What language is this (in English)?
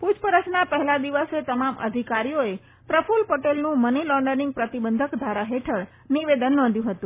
Gujarati